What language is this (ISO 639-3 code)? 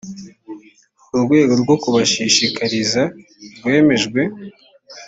kin